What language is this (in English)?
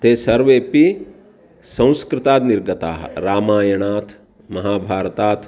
Sanskrit